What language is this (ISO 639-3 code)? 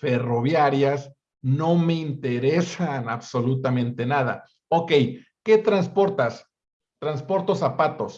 spa